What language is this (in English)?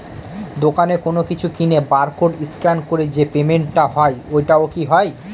Bangla